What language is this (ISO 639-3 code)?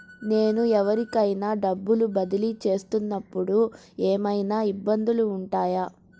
tel